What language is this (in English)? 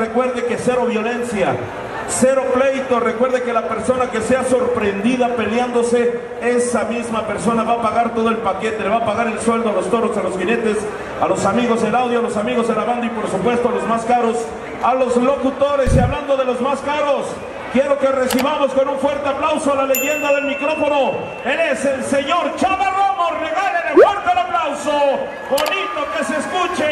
Spanish